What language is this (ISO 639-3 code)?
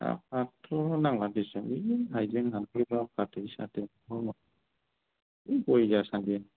brx